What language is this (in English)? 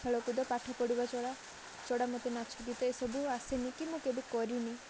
Odia